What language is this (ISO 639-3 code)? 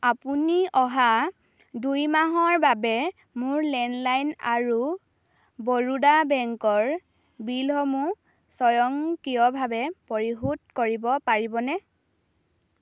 asm